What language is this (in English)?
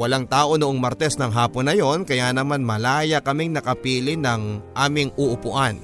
Filipino